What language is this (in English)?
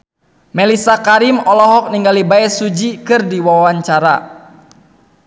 Sundanese